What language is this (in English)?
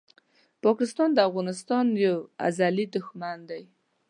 Pashto